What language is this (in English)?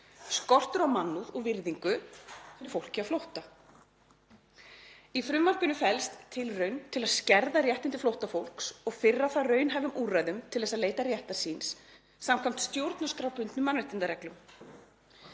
Icelandic